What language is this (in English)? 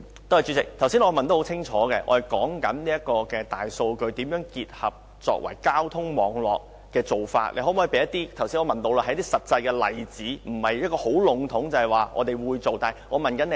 Cantonese